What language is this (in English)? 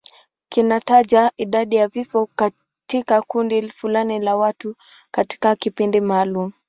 Swahili